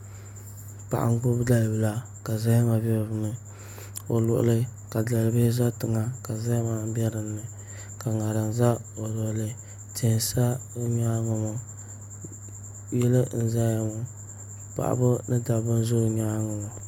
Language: Dagbani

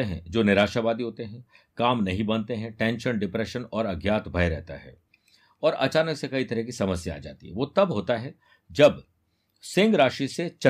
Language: Hindi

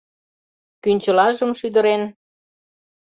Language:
Mari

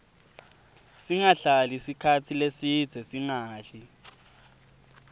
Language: Swati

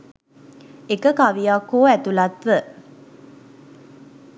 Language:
Sinhala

